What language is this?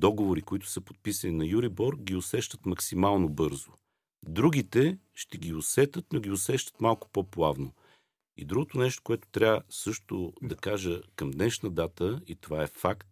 Bulgarian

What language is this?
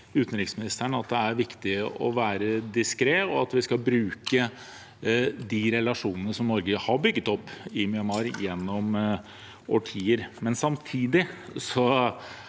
Norwegian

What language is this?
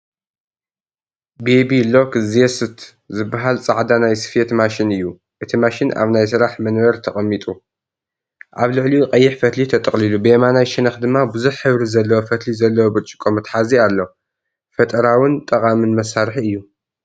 Tigrinya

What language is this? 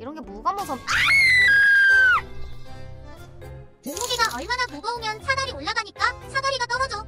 Korean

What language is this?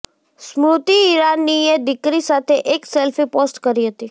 Gujarati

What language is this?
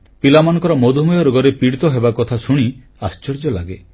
Odia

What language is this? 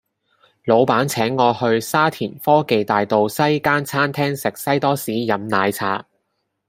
Cantonese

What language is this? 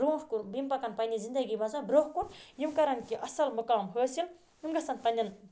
Kashmiri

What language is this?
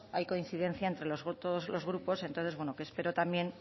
Spanish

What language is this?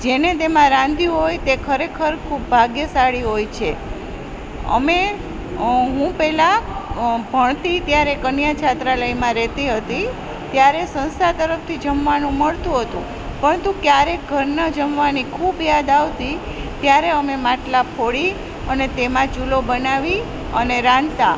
Gujarati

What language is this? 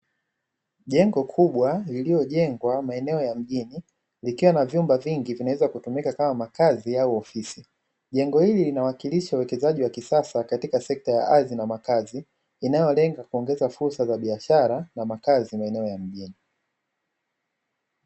Swahili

